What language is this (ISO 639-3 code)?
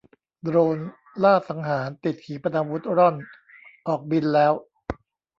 tha